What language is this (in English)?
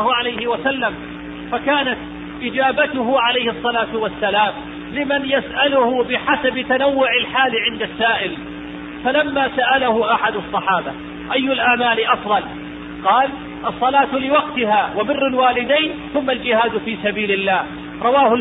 Arabic